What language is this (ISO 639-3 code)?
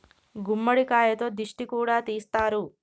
tel